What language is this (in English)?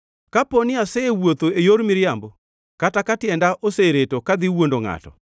Luo (Kenya and Tanzania)